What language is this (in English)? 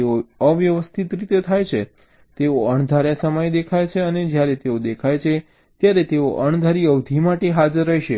Gujarati